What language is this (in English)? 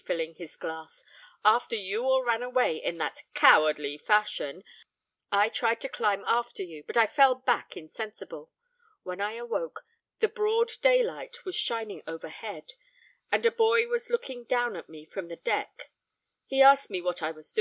English